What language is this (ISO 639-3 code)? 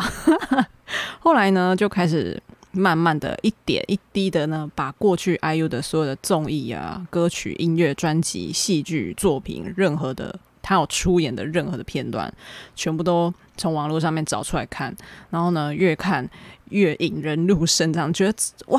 zho